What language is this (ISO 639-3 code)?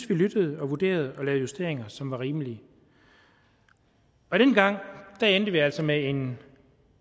dan